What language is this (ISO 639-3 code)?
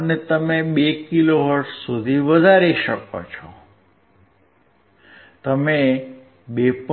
guj